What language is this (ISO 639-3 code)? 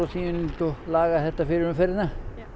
isl